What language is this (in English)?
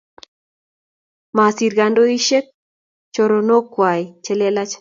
Kalenjin